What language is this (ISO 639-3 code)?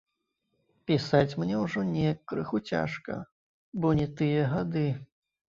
bel